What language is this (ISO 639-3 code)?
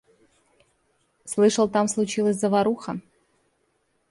rus